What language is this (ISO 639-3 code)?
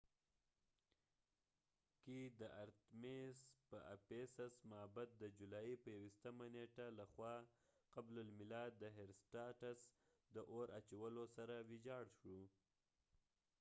pus